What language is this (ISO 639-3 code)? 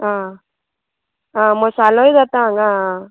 kok